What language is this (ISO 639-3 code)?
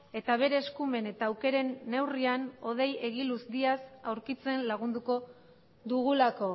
eus